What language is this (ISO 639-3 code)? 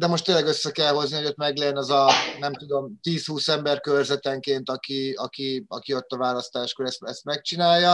hun